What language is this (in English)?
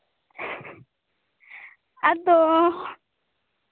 Santali